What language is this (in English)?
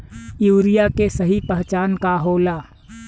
Bhojpuri